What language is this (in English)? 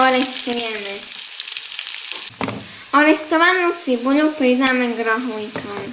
Slovak